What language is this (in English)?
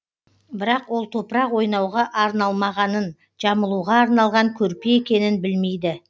Kazakh